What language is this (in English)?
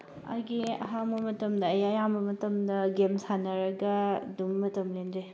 Manipuri